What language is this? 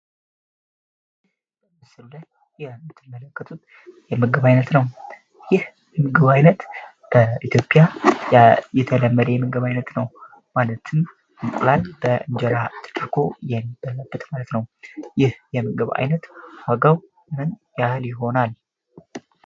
Amharic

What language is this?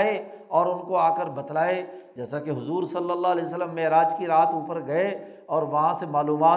Urdu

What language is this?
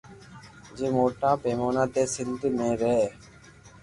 Loarki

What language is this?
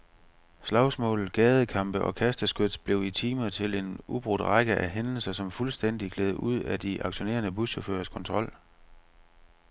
Danish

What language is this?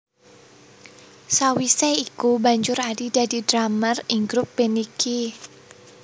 Javanese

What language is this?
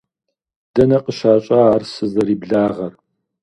Kabardian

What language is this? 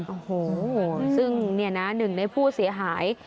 Thai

